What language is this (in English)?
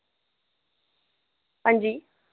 Dogri